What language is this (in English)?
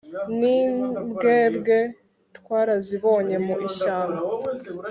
Kinyarwanda